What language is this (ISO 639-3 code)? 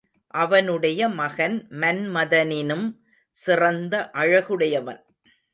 tam